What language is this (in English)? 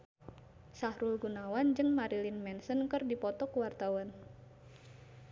Sundanese